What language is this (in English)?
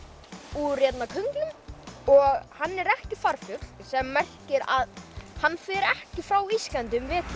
Icelandic